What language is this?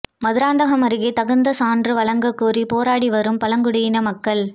Tamil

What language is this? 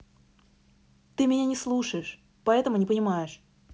Russian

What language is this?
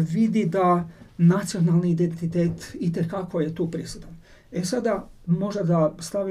Croatian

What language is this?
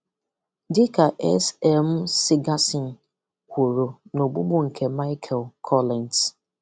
Igbo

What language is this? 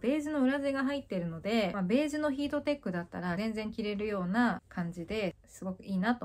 Japanese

